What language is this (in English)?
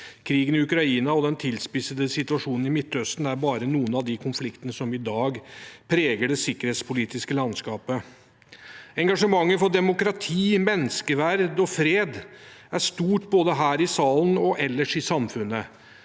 Norwegian